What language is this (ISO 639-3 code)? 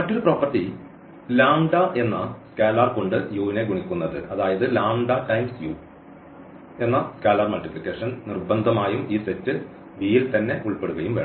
mal